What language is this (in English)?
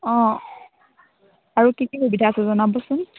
Assamese